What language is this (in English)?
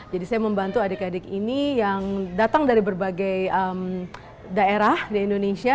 Indonesian